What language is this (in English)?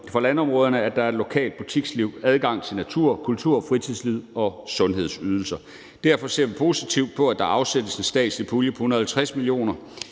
Danish